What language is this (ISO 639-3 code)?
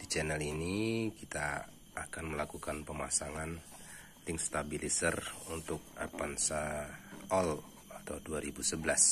ind